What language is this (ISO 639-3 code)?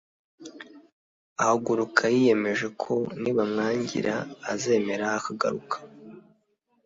kin